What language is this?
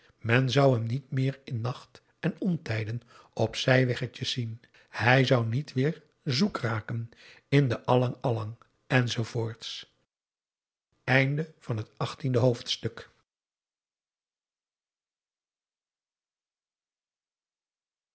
Dutch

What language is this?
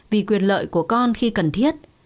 Vietnamese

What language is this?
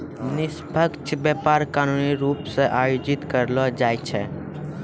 Maithili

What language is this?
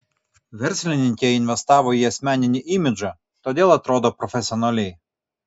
Lithuanian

